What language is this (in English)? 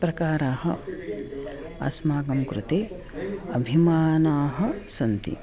Sanskrit